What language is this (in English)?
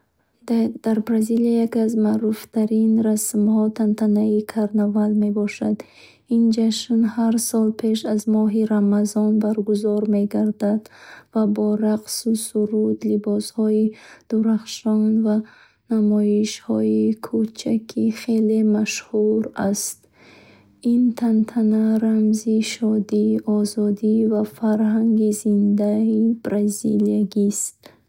Bukharic